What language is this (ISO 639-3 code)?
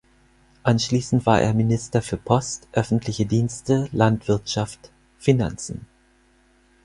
deu